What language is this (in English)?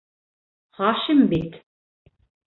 Bashkir